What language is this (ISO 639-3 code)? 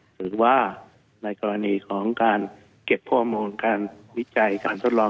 tha